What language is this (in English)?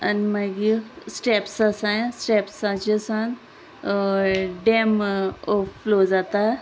Konkani